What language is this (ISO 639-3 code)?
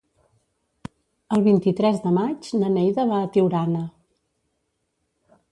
cat